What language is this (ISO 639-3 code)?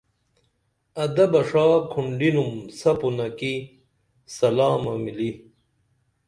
dml